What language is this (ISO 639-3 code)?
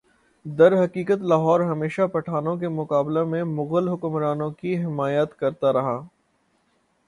urd